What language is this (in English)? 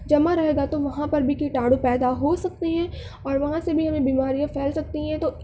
Urdu